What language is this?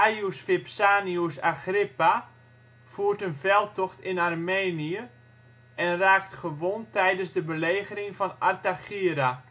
Dutch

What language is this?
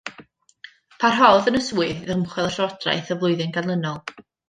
Welsh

